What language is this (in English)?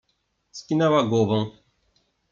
Polish